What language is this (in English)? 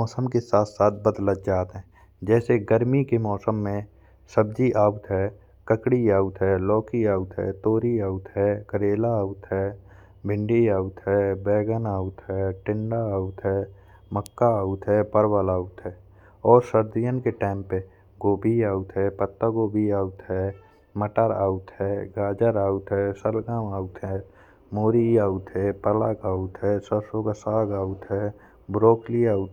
Bundeli